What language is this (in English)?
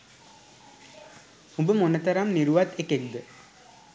Sinhala